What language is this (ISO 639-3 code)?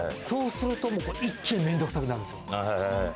jpn